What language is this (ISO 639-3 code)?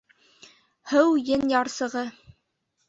bak